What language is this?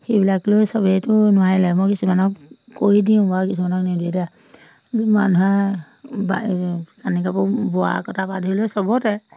Assamese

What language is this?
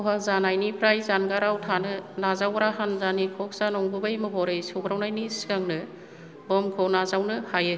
Bodo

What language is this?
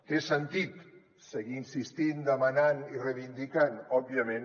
Catalan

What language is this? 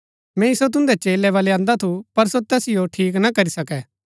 Gaddi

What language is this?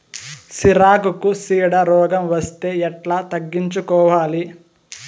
Telugu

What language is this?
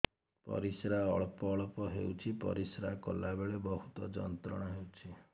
Odia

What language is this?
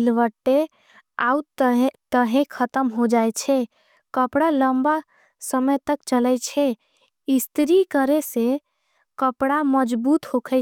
Angika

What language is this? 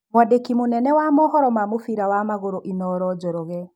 Kikuyu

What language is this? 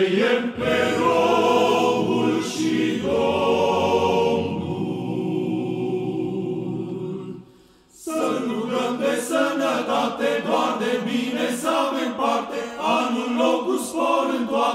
Romanian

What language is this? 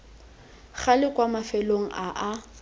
Tswana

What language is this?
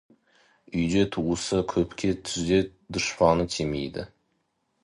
Kazakh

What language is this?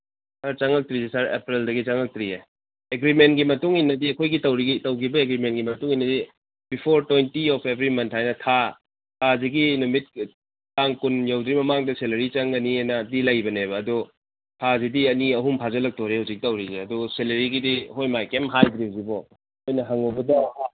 Manipuri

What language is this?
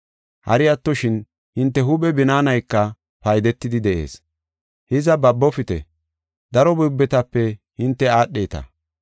Gofa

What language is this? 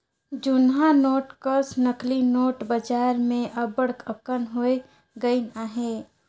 Chhattisgarhi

